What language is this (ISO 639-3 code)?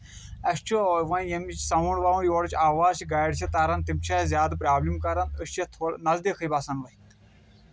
kas